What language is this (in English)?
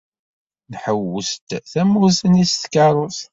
Kabyle